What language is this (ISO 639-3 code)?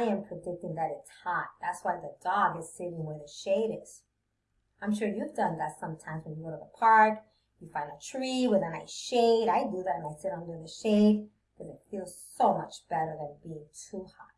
eng